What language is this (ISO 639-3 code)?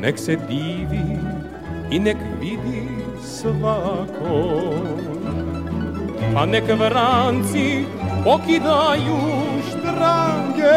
hrv